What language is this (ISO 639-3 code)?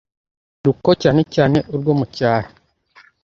kin